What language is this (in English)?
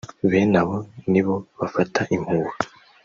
Kinyarwanda